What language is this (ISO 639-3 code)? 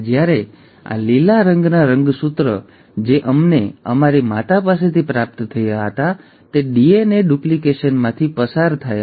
guj